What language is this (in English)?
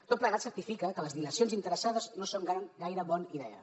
Catalan